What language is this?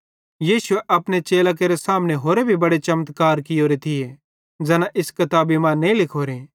Bhadrawahi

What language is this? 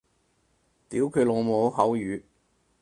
Cantonese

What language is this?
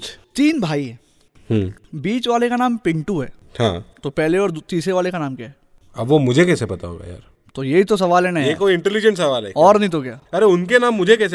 Hindi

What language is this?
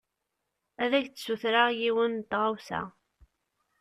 Kabyle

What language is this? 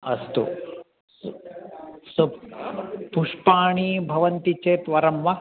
Sanskrit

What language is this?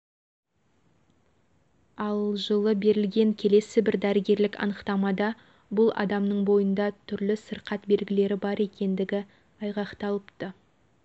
Kazakh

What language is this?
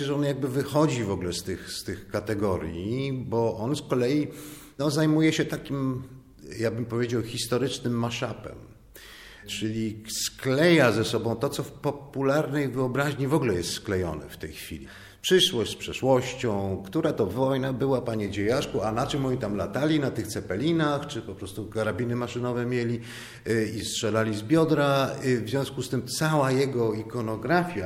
Polish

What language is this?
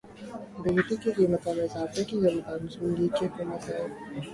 Urdu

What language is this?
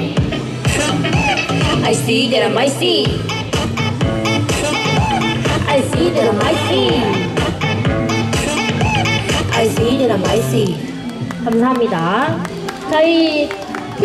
Korean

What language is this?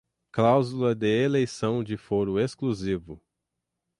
Portuguese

